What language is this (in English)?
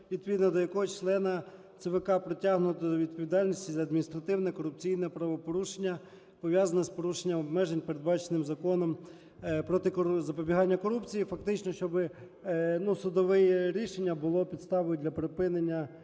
Ukrainian